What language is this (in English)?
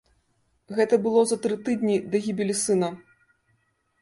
Belarusian